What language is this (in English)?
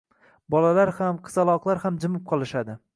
Uzbek